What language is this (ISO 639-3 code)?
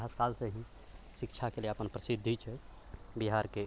mai